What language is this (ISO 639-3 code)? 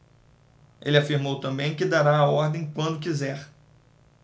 por